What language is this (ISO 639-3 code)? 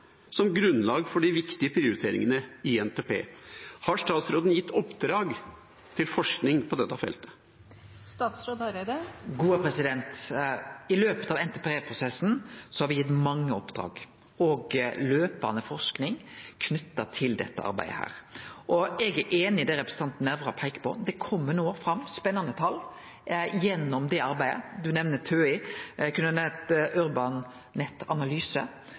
nor